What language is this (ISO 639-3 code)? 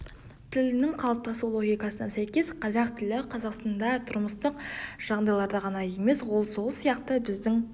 kaz